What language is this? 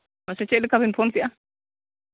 Santali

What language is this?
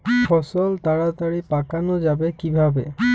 Bangla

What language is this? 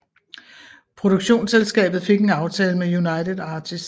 Danish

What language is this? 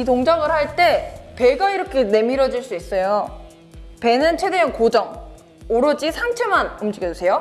Korean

